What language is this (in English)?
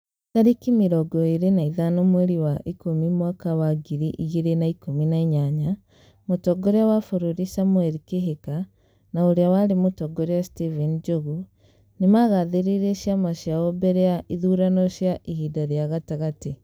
Kikuyu